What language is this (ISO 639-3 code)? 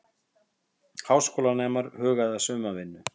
isl